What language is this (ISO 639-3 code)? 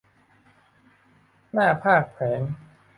tha